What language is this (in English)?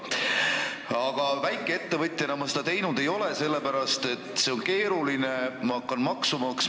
Estonian